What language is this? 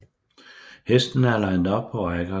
Danish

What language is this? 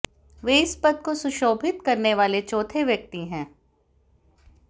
Hindi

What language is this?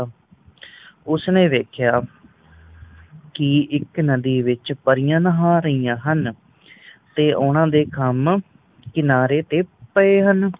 Punjabi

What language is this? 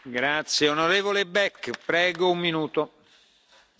German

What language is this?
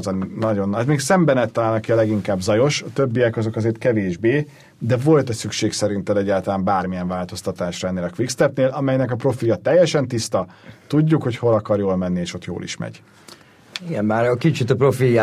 Hungarian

